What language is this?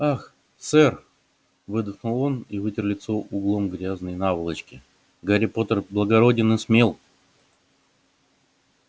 Russian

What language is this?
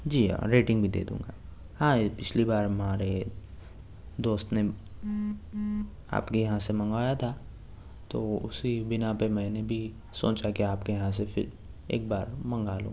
Urdu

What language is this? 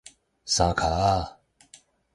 Min Nan Chinese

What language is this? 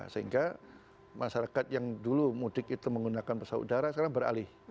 Indonesian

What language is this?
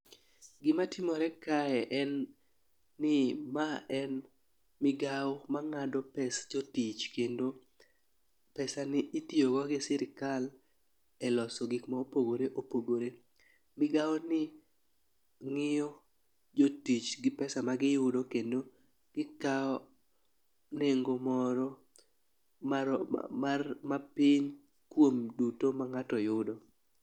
Luo (Kenya and Tanzania)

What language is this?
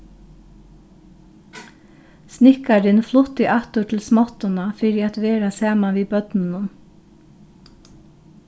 Faroese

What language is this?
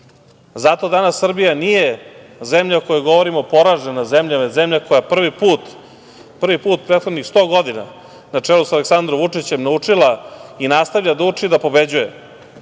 Serbian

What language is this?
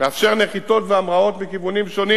Hebrew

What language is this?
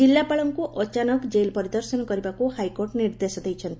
Odia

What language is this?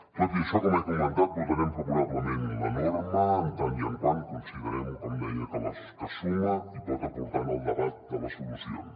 Catalan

